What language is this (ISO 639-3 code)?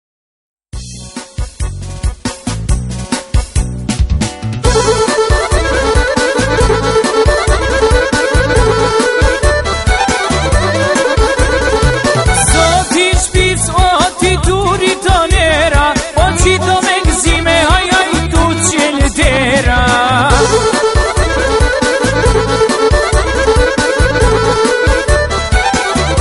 ara